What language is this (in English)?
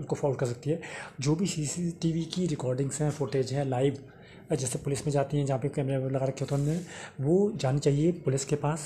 Hindi